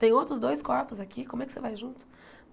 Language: Portuguese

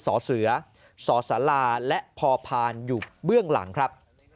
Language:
Thai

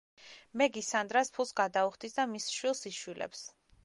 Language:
Georgian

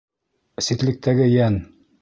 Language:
Bashkir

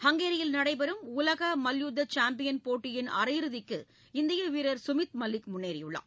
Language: Tamil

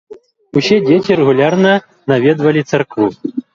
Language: Belarusian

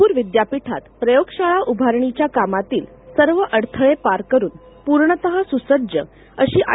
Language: Marathi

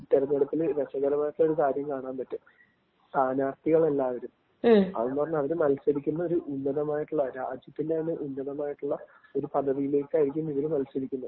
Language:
Malayalam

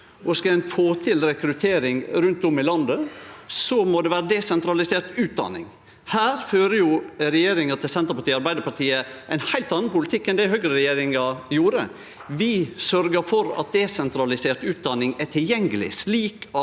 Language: Norwegian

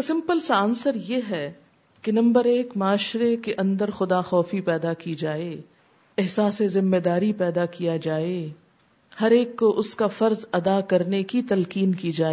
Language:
Urdu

